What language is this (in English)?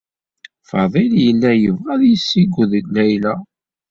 Kabyle